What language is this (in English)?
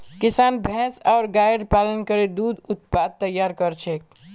Magahi